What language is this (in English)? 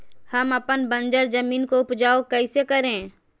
Magahi